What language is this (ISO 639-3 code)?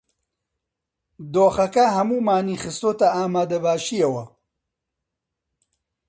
ckb